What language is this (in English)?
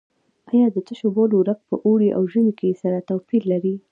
Pashto